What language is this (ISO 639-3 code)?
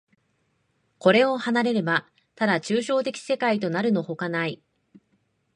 jpn